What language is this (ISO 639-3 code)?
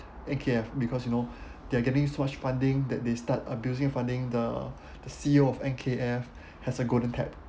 eng